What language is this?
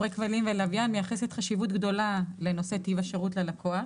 Hebrew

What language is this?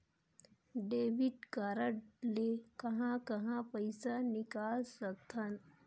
Chhattisgarhi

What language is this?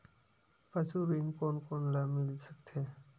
Chhattisgarhi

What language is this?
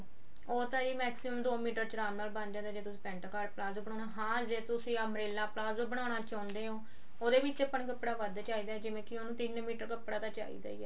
Punjabi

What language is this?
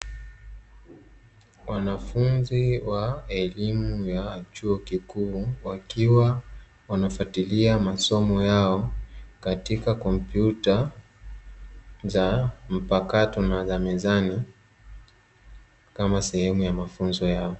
Swahili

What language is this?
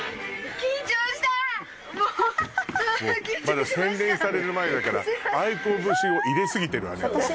Japanese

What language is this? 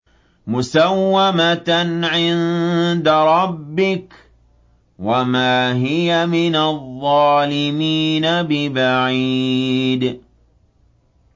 Arabic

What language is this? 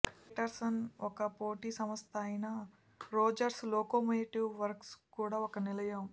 Telugu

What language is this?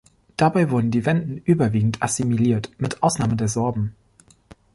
German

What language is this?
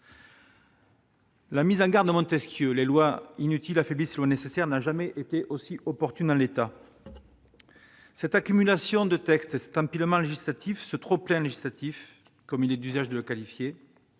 French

